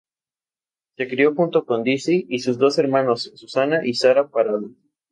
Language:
Spanish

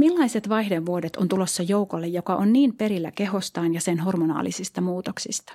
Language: Finnish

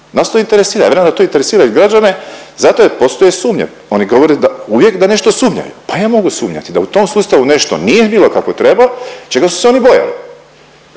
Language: Croatian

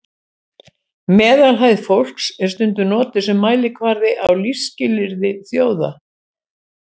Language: Icelandic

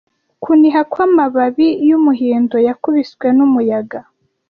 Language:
Kinyarwanda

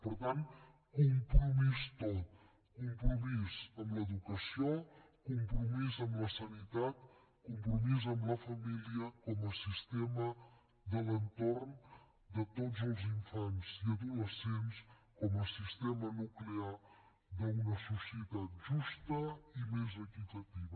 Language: Catalan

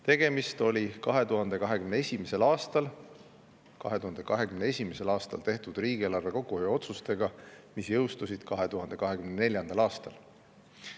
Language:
Estonian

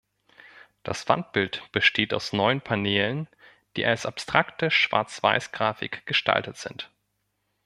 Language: German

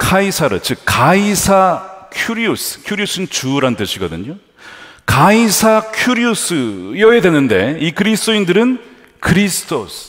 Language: Korean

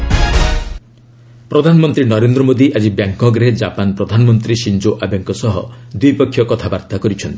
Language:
Odia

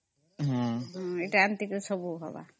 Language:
Odia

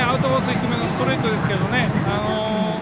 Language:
Japanese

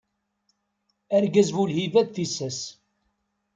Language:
Kabyle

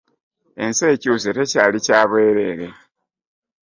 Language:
Ganda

